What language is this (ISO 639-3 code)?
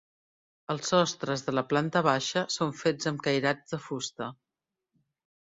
cat